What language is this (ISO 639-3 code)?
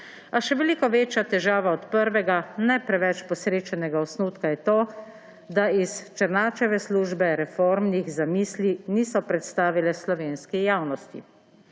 slv